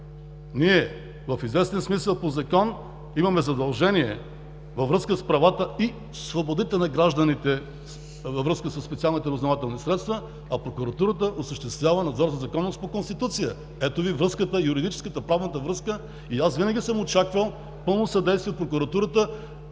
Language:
Bulgarian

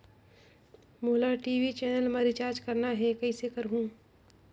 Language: Chhattisgarhi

